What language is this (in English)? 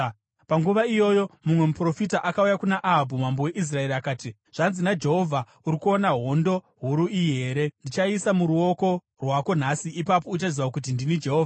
Shona